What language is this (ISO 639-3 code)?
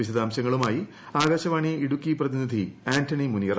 mal